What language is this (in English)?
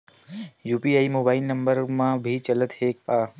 Chhattisgarhi